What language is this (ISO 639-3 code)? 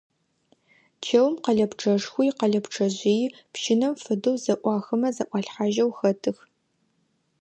ady